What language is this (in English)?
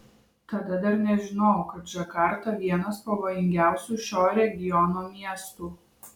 Lithuanian